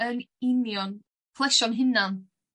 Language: Welsh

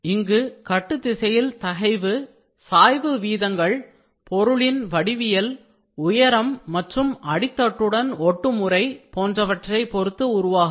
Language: Tamil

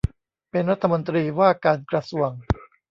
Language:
Thai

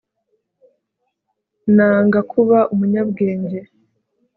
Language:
Kinyarwanda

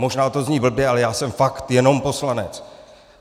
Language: Czech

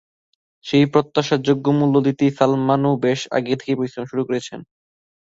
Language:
Bangla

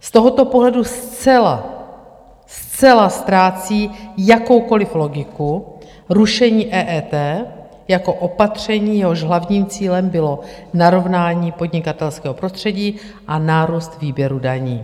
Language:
Czech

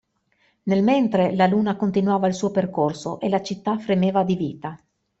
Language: Italian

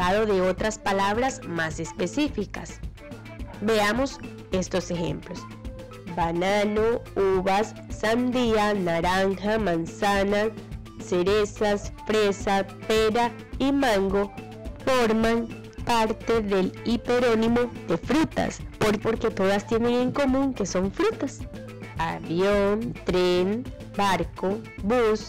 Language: Spanish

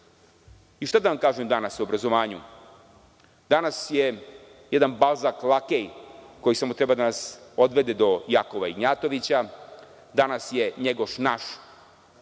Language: Serbian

